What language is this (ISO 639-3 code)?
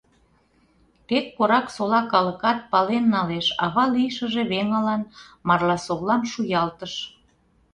chm